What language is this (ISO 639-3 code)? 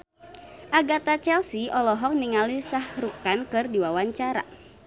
sun